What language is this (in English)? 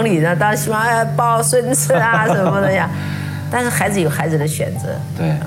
Chinese